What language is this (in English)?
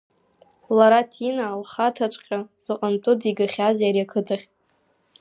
Abkhazian